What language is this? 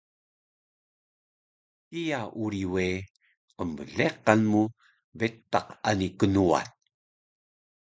Taroko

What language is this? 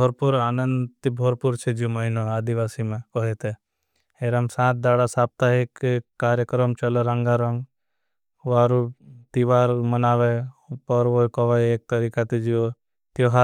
Bhili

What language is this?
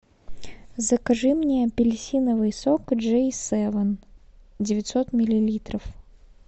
Russian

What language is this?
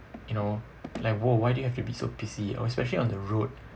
English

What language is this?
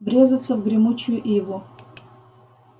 Russian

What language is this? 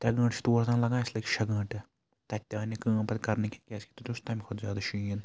Kashmiri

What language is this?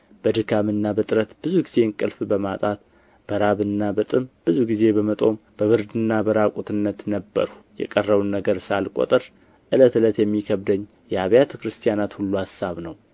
Amharic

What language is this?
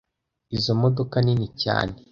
Kinyarwanda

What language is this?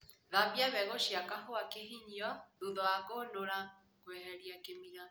Kikuyu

